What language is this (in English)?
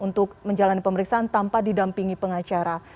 Indonesian